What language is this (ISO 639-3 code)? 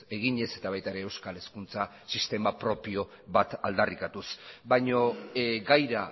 eus